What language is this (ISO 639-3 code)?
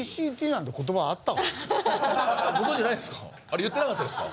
jpn